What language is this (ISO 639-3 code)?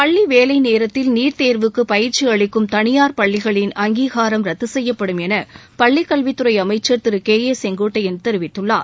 tam